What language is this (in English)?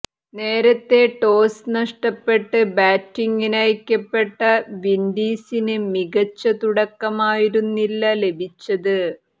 Malayalam